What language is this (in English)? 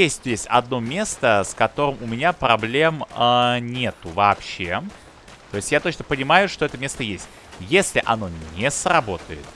Russian